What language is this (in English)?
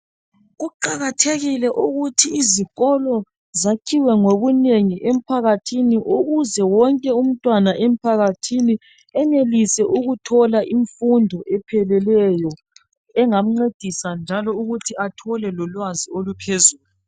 North Ndebele